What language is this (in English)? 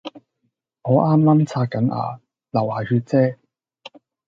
Cantonese